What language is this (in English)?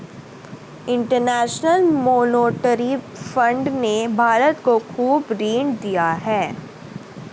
Hindi